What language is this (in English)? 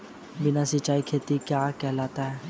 Hindi